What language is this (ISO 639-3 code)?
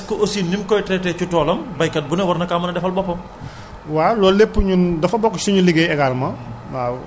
wol